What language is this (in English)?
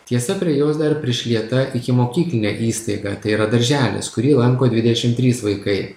Lithuanian